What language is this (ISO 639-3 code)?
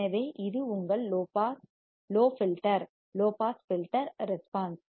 tam